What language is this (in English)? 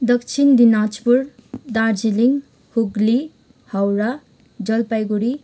Nepali